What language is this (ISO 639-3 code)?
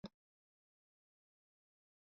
eng